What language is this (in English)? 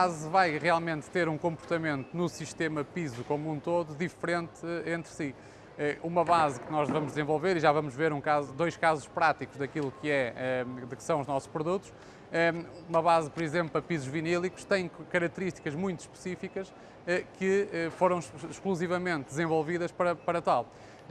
Portuguese